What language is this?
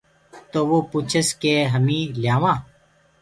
Gurgula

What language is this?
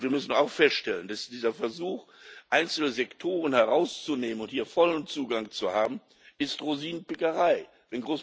German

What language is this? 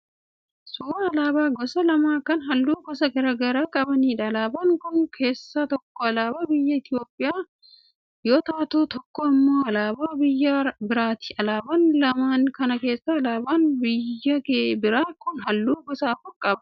Oromo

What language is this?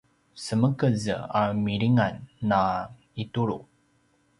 Paiwan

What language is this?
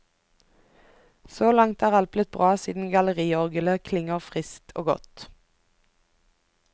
Norwegian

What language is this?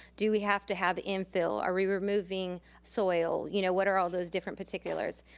English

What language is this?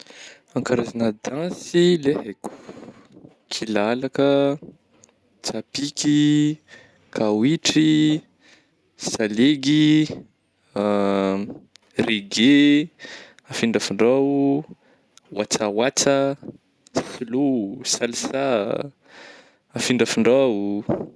Northern Betsimisaraka Malagasy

